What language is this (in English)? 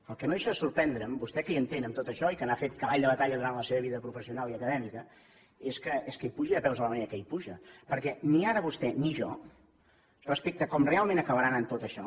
Catalan